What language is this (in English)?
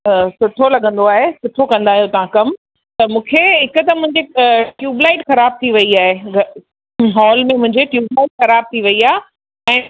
Sindhi